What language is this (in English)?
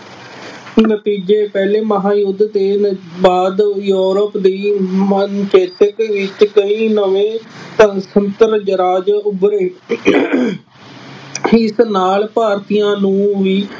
Punjabi